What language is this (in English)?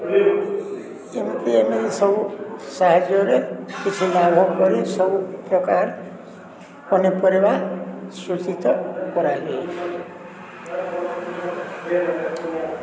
Odia